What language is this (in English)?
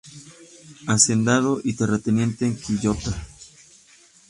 Spanish